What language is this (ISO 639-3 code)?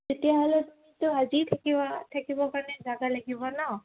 asm